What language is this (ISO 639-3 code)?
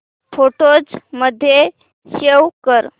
mar